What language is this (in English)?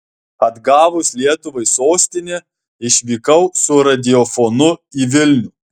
Lithuanian